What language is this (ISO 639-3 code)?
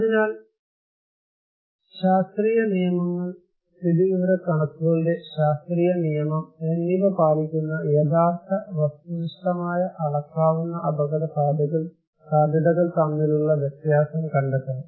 mal